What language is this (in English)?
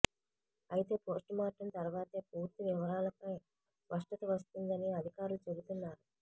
Telugu